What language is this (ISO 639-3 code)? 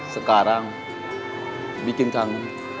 ind